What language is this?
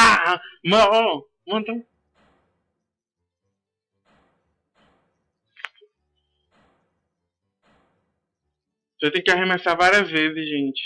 Portuguese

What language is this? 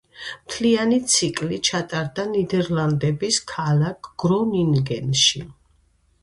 Georgian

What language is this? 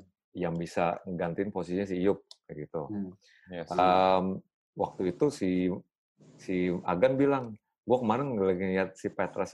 Indonesian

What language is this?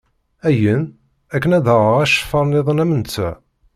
Kabyle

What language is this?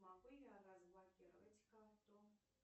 Russian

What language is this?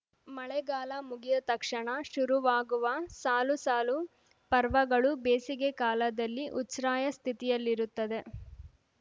Kannada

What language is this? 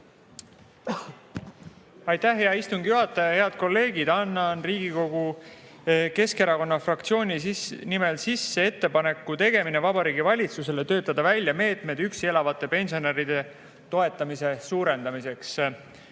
Estonian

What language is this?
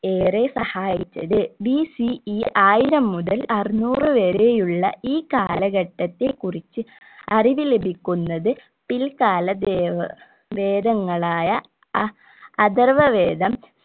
Malayalam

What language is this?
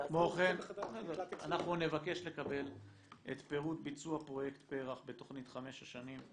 Hebrew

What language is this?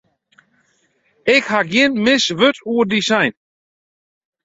Western Frisian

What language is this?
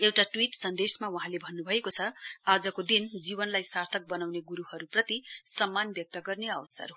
Nepali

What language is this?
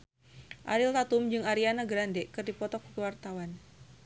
Sundanese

